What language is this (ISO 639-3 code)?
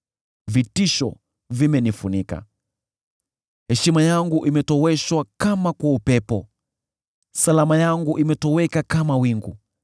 swa